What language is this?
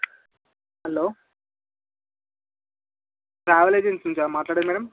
Telugu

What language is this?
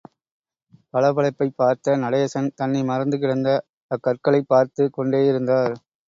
Tamil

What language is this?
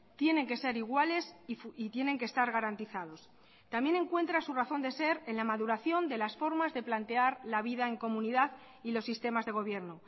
Spanish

